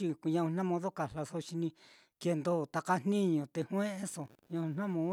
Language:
Mitlatongo Mixtec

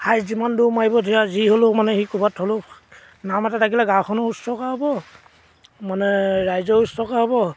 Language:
Assamese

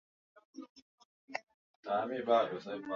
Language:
Swahili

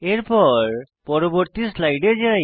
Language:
Bangla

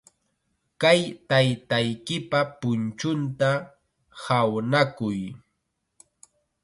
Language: Chiquián Ancash Quechua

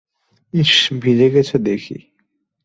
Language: Bangla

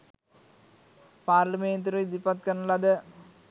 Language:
Sinhala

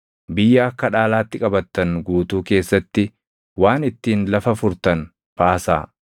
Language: Oromo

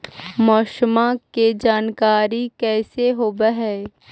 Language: Magahi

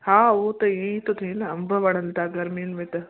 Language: Sindhi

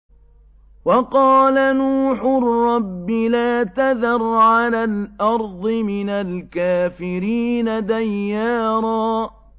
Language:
Arabic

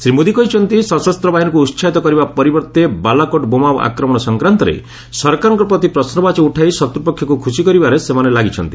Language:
Odia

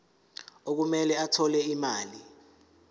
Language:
Zulu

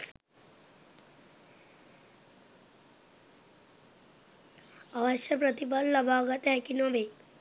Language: Sinhala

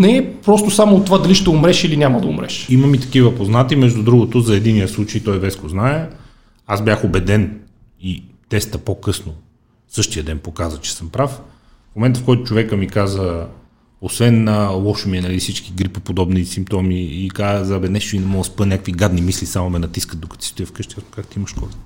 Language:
Bulgarian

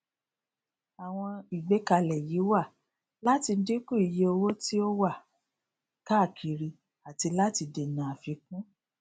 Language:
Yoruba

